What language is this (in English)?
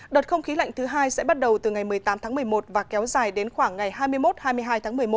Vietnamese